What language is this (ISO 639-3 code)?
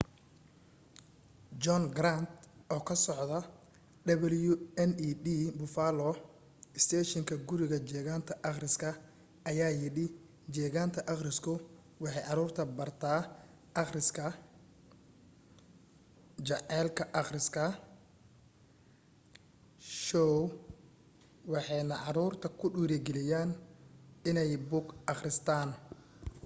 som